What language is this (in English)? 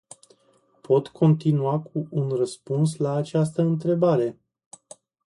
Romanian